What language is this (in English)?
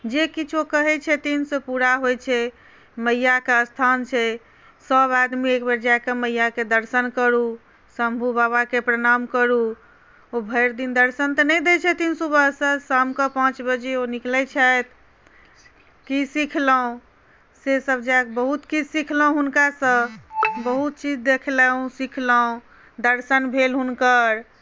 Maithili